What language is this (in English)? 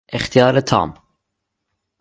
Persian